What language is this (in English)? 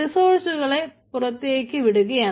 Malayalam